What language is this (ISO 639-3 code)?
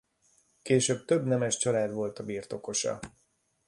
hun